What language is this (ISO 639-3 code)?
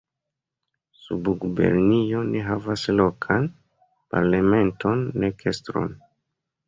epo